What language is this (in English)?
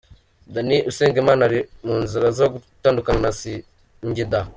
Kinyarwanda